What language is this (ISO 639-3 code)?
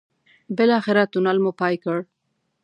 pus